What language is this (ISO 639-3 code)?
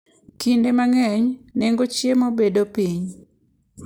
luo